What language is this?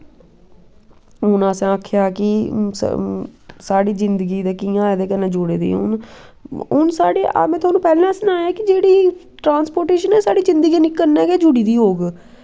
Dogri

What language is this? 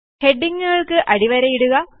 Malayalam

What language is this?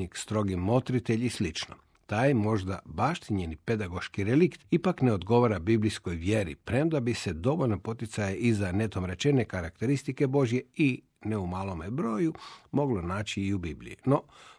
Croatian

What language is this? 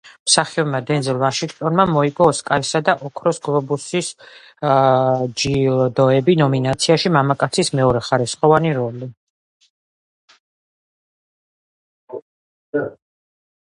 Georgian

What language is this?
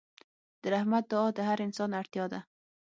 Pashto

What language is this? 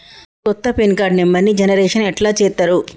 Telugu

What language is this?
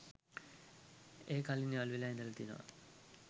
Sinhala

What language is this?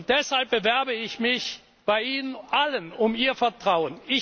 German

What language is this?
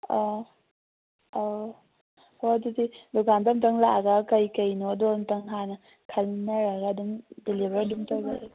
Manipuri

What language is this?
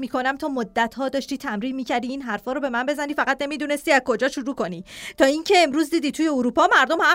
Persian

